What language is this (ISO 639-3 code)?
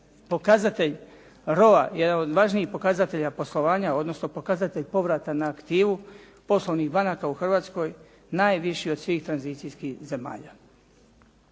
hrv